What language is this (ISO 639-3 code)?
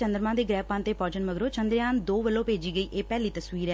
pan